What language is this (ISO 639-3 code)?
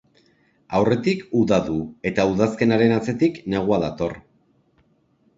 eus